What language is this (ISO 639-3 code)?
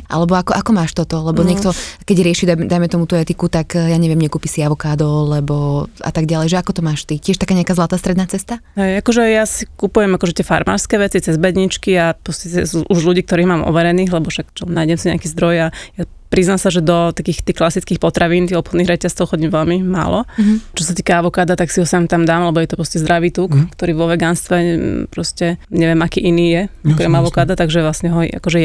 slk